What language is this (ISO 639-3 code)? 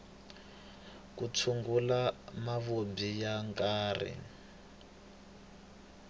tso